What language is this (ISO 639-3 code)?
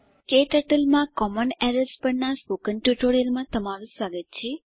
guj